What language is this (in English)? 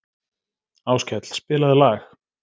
Icelandic